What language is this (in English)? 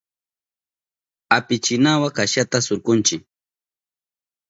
Southern Pastaza Quechua